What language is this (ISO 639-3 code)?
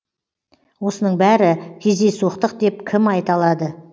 kaz